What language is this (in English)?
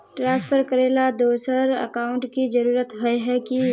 Magahi